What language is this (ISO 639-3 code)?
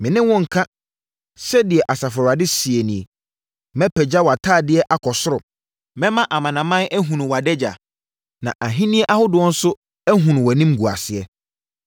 aka